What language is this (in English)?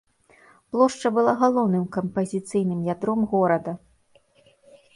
Belarusian